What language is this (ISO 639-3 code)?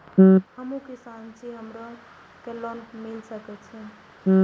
mai